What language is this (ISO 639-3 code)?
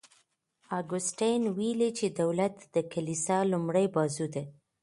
pus